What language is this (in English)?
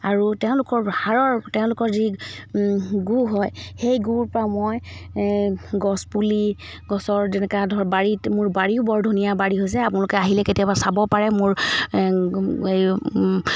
Assamese